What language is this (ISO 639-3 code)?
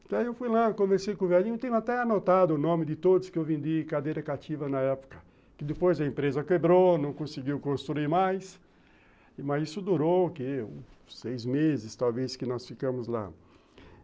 por